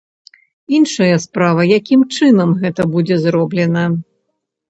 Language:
Belarusian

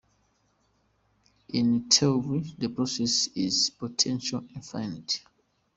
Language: Kinyarwanda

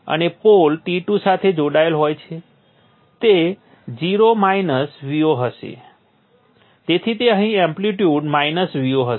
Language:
Gujarati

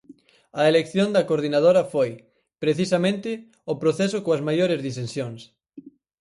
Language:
Galician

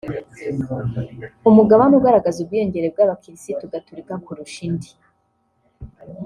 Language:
Kinyarwanda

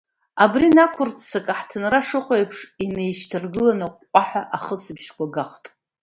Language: Abkhazian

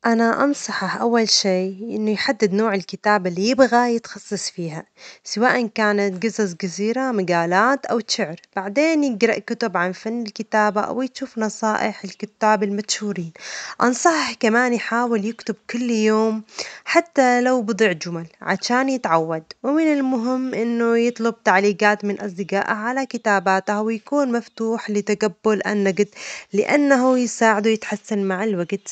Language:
Omani Arabic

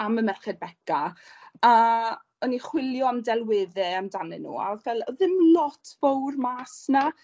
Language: Welsh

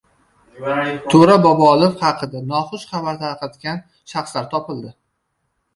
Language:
Uzbek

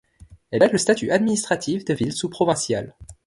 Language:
French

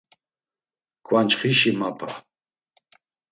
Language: Laz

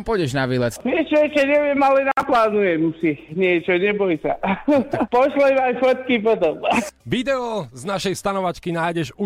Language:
Slovak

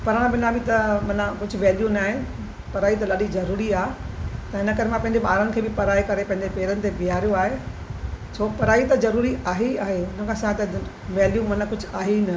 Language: Sindhi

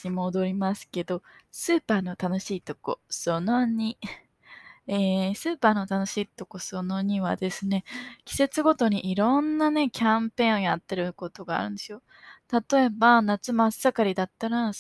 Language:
Japanese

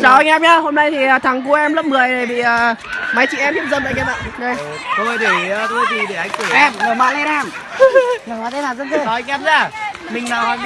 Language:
Vietnamese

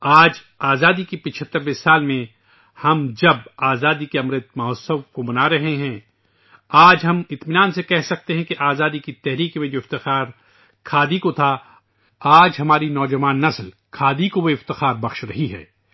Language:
Urdu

